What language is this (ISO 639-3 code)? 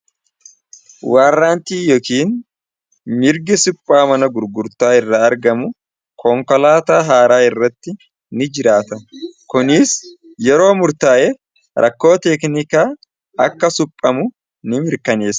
orm